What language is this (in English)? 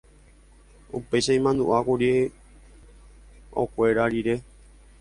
Guarani